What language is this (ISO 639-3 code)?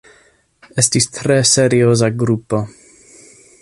epo